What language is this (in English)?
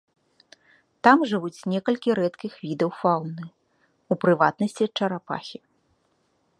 Belarusian